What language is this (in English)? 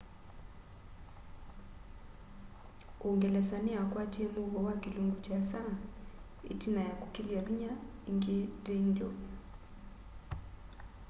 Kamba